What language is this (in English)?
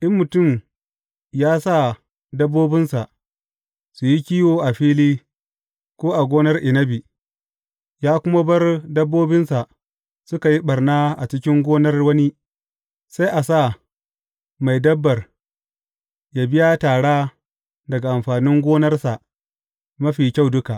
Hausa